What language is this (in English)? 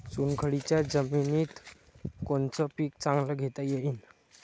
Marathi